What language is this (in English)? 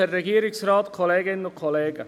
Swiss German